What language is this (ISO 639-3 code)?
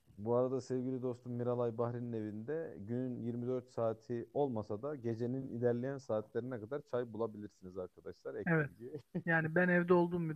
tur